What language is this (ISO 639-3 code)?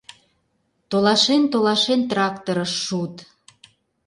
chm